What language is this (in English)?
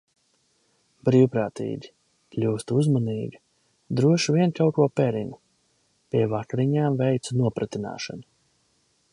Latvian